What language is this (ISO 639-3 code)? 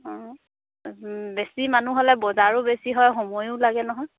asm